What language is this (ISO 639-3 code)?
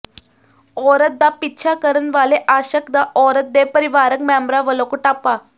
pan